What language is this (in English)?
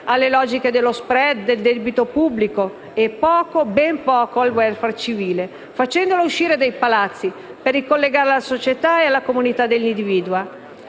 Italian